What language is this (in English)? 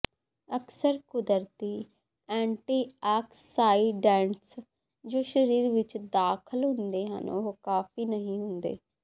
Punjabi